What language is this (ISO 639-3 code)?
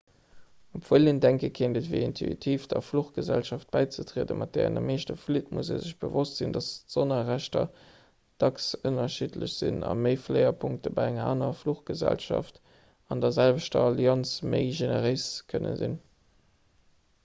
ltz